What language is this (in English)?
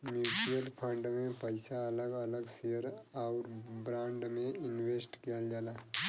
Bhojpuri